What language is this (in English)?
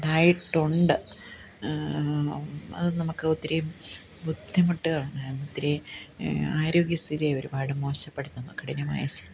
Malayalam